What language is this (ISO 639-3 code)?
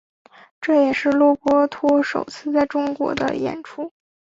zho